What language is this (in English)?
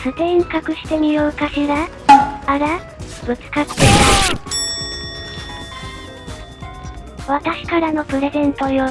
Japanese